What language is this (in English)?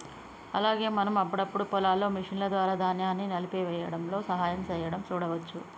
Telugu